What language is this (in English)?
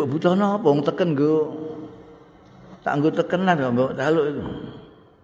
Indonesian